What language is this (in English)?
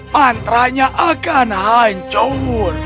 Indonesian